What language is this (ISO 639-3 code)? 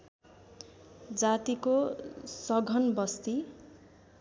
nep